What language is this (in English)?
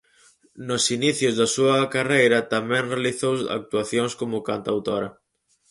Galician